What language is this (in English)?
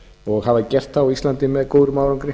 Icelandic